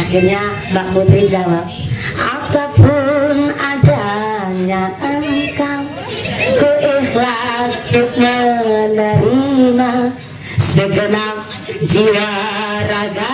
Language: Indonesian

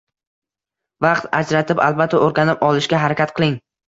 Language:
Uzbek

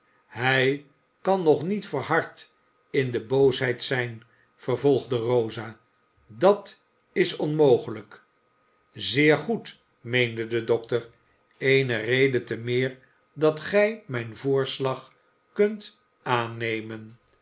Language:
Dutch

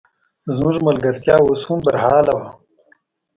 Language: Pashto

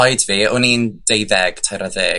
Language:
Welsh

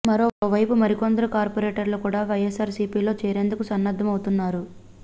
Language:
Telugu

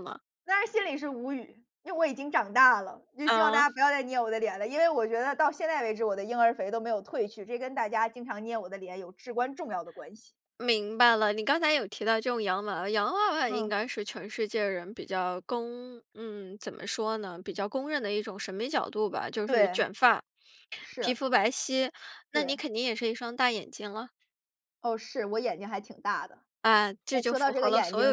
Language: Chinese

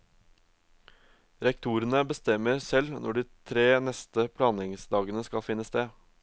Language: Norwegian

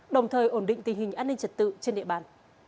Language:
Vietnamese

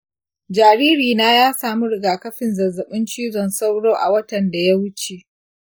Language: Hausa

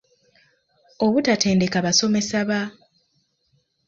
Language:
Ganda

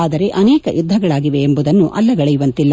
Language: Kannada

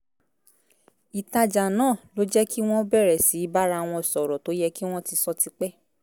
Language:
Yoruba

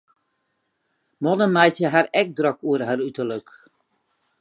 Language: Western Frisian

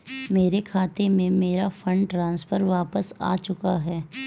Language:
Hindi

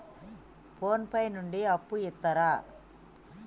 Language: Telugu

